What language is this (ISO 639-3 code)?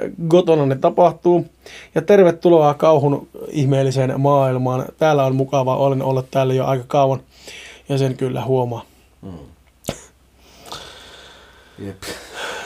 fin